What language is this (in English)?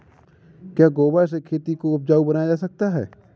Hindi